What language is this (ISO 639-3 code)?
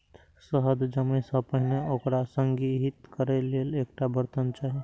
mai